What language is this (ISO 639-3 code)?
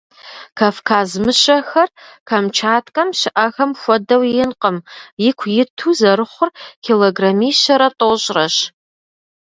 kbd